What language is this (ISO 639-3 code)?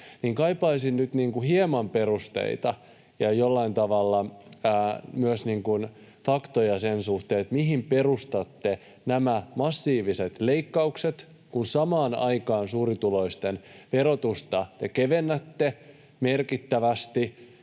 fin